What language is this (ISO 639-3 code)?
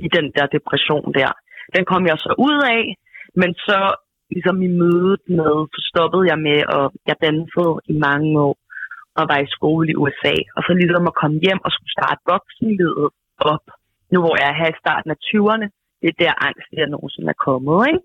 dan